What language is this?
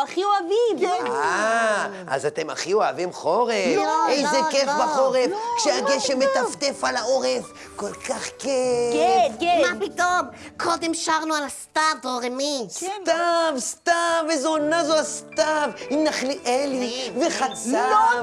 Hebrew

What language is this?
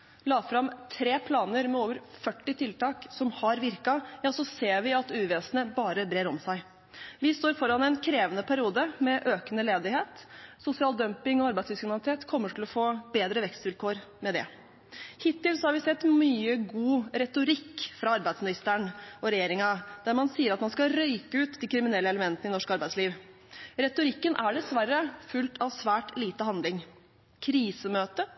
Norwegian Bokmål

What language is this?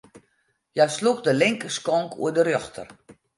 Western Frisian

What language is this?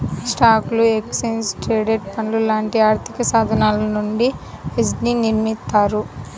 Telugu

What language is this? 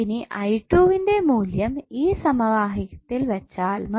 Malayalam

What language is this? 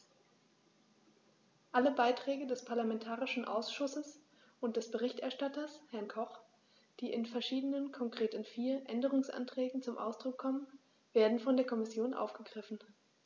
German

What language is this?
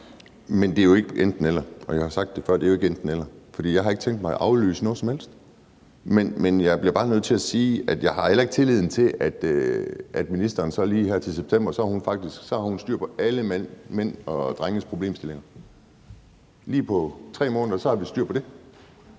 Danish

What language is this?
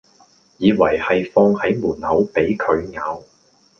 Cantonese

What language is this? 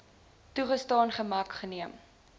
Afrikaans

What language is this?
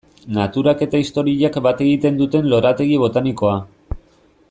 Basque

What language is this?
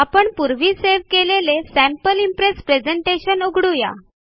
Marathi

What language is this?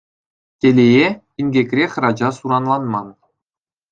Chuvash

